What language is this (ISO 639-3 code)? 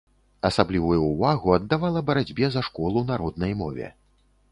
bel